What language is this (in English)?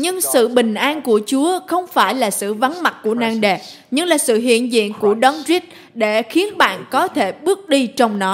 Vietnamese